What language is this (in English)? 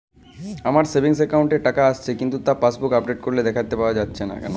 Bangla